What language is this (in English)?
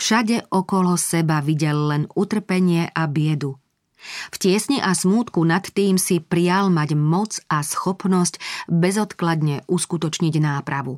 Slovak